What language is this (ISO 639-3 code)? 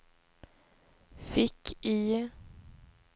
swe